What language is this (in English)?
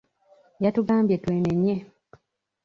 Ganda